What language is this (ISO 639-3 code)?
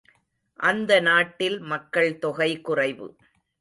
tam